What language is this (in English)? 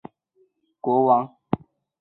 Chinese